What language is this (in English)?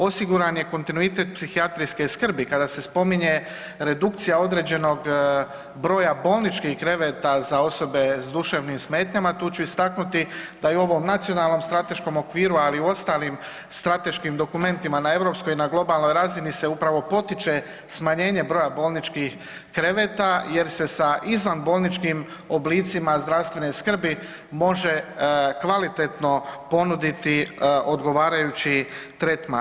Croatian